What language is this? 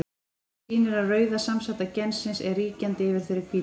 Icelandic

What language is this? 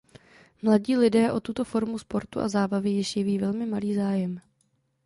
Czech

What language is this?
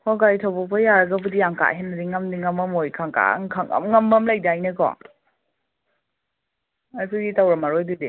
Manipuri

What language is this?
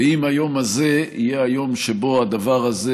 Hebrew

